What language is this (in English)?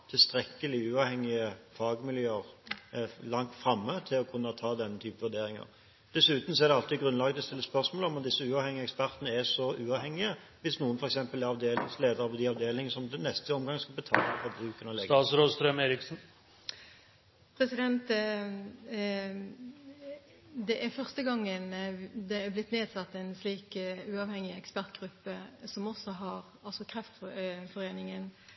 Norwegian Bokmål